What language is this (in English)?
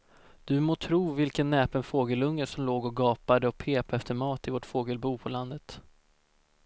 Swedish